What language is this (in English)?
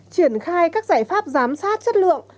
Vietnamese